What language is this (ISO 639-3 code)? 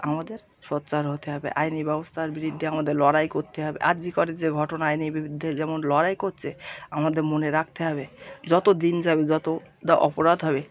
ben